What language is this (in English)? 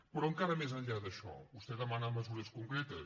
Catalan